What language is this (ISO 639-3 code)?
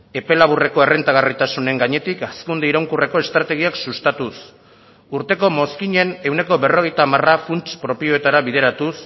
eus